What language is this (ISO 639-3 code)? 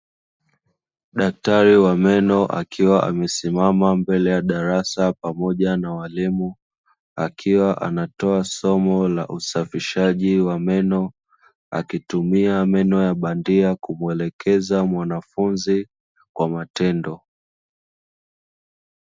swa